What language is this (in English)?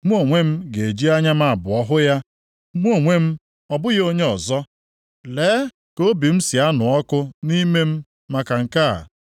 Igbo